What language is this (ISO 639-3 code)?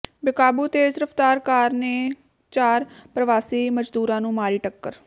pan